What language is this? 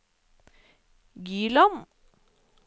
Norwegian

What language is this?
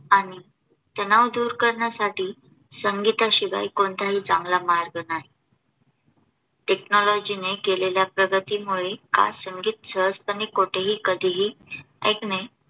Marathi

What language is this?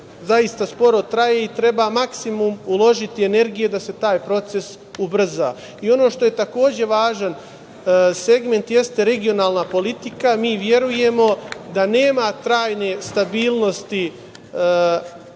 Serbian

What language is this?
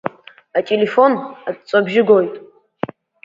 Abkhazian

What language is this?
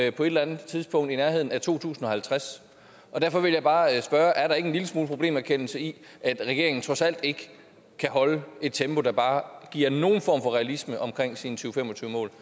Danish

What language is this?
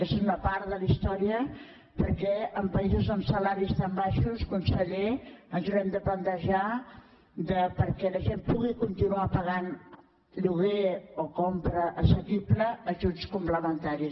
Catalan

